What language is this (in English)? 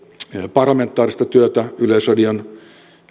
Finnish